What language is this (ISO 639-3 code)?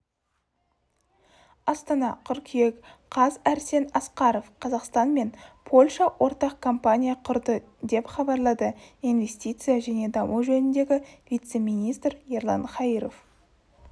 kaz